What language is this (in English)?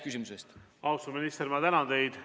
Estonian